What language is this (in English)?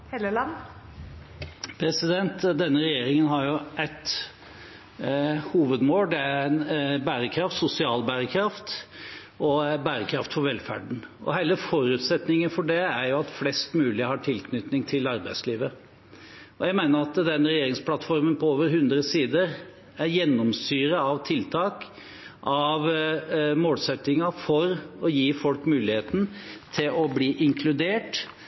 Norwegian